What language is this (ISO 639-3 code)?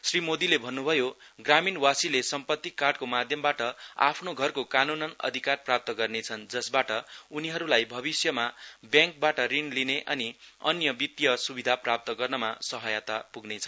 nep